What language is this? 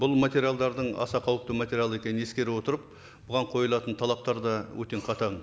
Kazakh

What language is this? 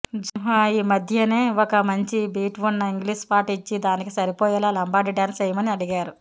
Telugu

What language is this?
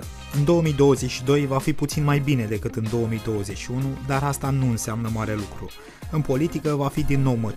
Romanian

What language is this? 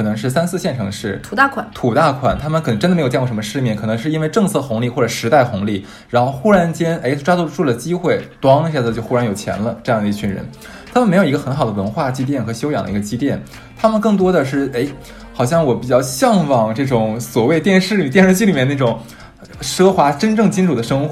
Chinese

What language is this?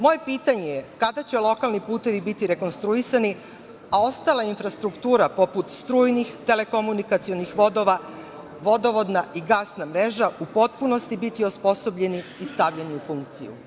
Serbian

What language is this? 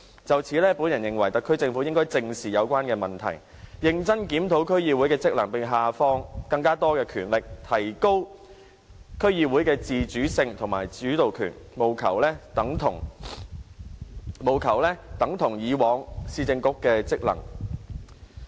Cantonese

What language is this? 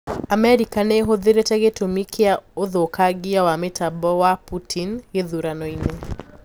Kikuyu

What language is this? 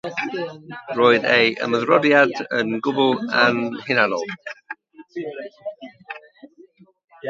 Welsh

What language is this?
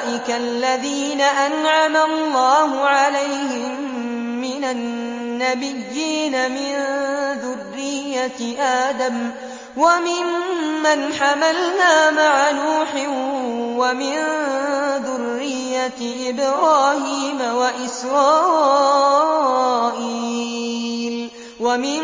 Arabic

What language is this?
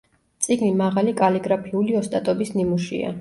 Georgian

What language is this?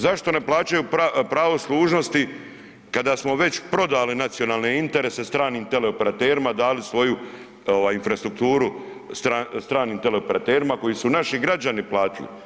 Croatian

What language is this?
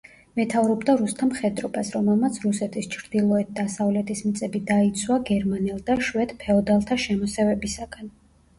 Georgian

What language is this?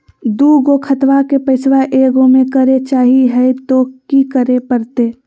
Magahi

